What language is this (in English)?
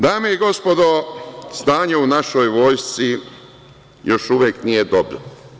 Serbian